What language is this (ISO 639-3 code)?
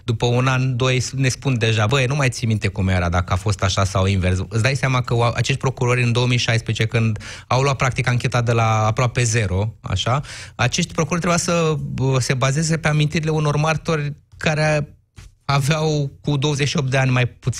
ron